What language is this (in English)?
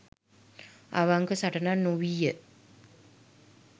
Sinhala